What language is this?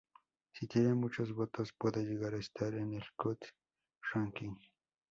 Spanish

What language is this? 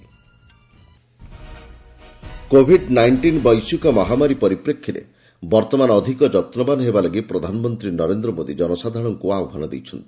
Odia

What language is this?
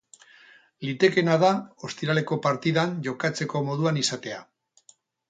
Basque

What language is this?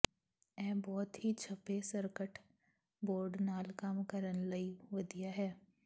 Punjabi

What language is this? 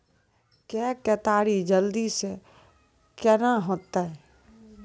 Maithili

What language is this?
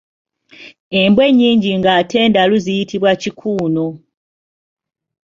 Ganda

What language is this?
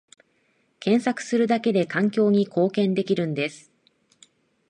Japanese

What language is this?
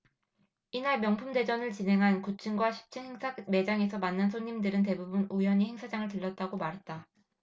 Korean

